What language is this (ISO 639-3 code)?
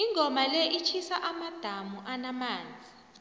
nbl